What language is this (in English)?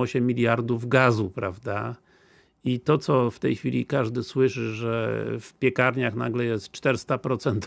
Polish